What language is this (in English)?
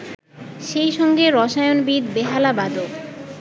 Bangla